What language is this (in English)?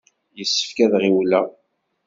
Kabyle